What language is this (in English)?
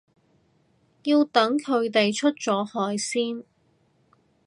Cantonese